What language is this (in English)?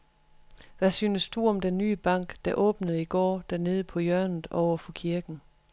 Danish